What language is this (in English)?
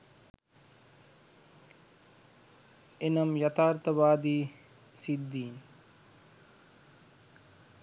Sinhala